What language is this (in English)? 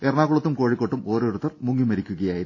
Malayalam